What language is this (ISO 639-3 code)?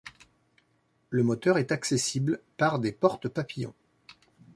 fra